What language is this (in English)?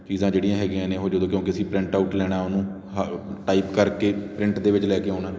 Punjabi